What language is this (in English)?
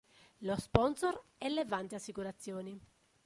Italian